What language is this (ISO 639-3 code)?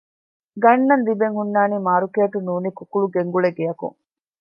div